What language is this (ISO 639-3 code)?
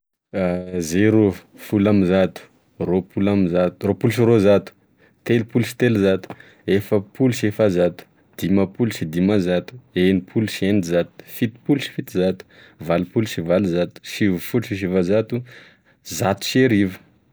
tkg